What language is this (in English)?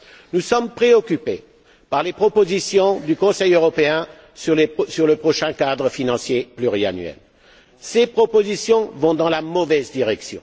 French